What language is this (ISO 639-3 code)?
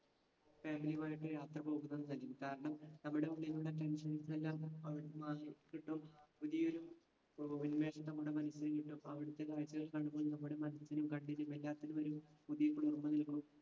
mal